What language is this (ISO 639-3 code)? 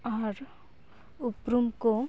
sat